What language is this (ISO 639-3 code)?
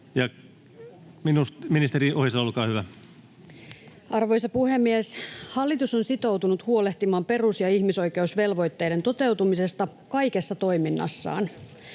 fin